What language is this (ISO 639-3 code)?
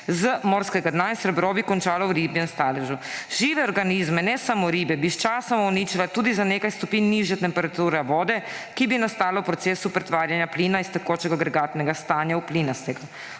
slv